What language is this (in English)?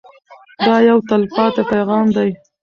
Pashto